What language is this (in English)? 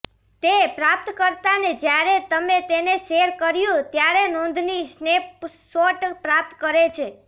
Gujarati